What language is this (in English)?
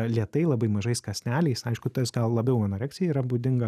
Lithuanian